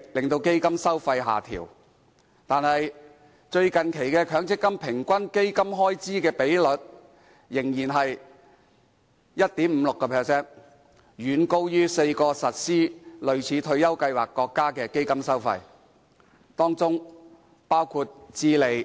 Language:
Cantonese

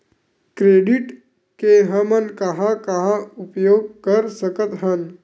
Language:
Chhattisgarhi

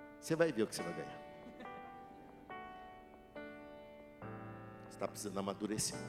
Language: Portuguese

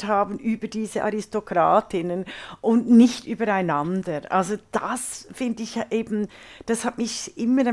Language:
German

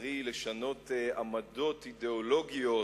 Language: Hebrew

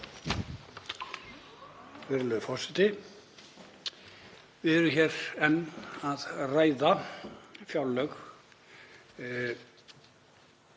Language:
Icelandic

